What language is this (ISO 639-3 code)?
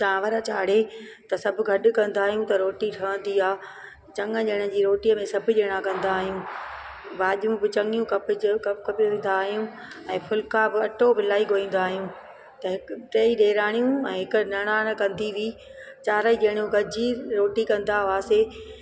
snd